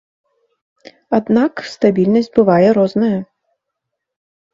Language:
Belarusian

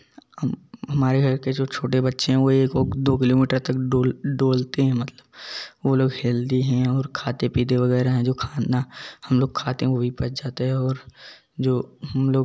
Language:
Hindi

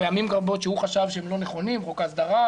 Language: Hebrew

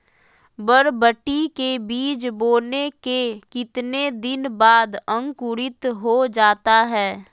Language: Magahi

